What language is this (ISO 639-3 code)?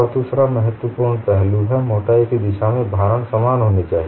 hin